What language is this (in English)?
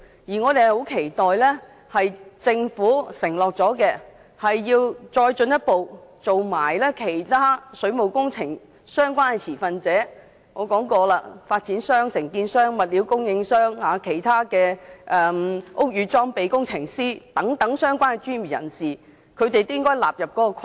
Cantonese